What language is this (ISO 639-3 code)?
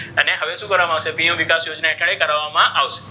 guj